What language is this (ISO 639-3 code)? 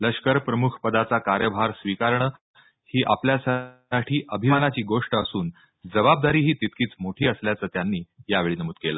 mar